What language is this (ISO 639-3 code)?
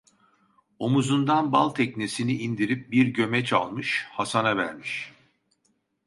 tur